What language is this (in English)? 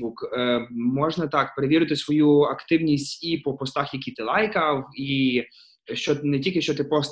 Ukrainian